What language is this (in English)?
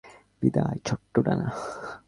Bangla